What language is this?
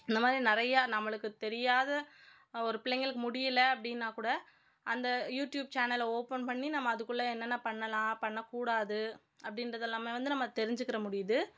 Tamil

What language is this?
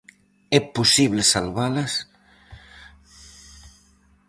Galician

